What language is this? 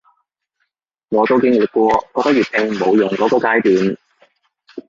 Cantonese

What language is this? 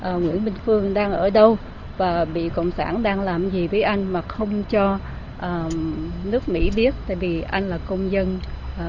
Vietnamese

